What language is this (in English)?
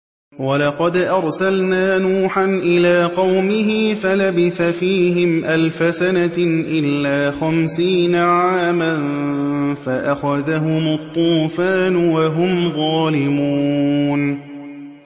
Arabic